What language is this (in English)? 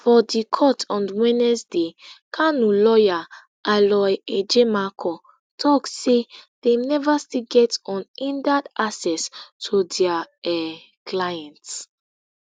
Nigerian Pidgin